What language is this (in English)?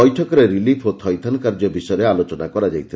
Odia